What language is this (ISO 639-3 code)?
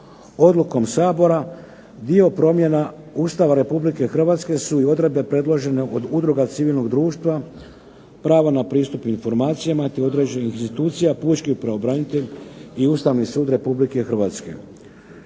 hrv